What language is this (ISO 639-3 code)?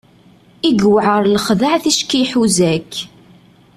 kab